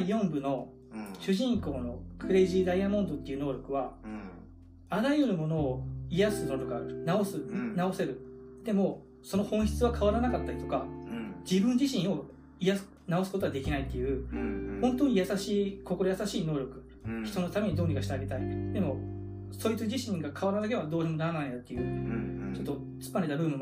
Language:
Japanese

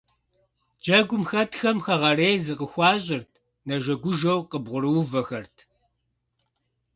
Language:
Kabardian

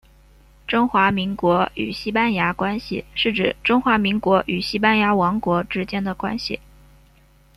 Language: Chinese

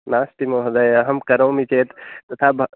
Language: Sanskrit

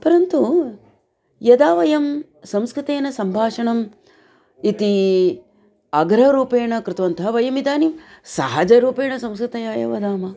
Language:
Sanskrit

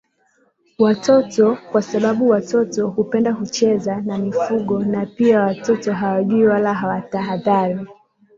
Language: Swahili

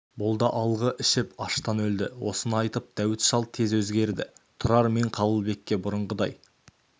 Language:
Kazakh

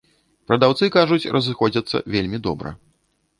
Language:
Belarusian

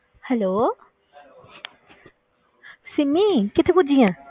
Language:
Punjabi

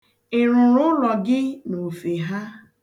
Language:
Igbo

